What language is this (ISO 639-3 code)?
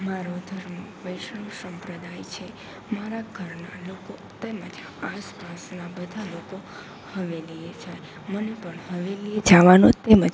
guj